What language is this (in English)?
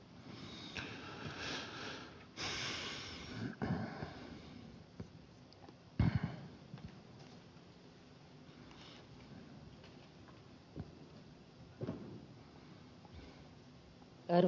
Finnish